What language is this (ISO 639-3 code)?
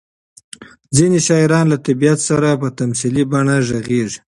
pus